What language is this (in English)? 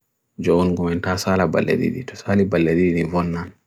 Bagirmi Fulfulde